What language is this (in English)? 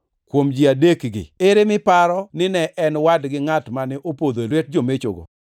Luo (Kenya and Tanzania)